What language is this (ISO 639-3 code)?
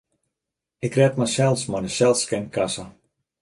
fry